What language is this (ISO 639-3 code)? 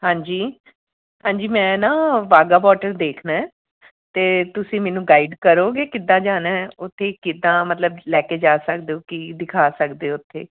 pan